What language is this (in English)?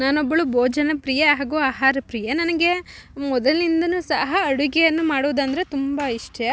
Kannada